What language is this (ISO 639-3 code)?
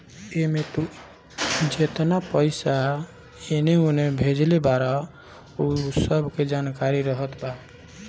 bho